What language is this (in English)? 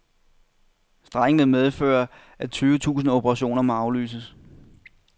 Danish